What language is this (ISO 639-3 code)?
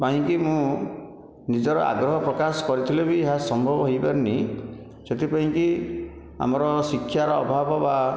ori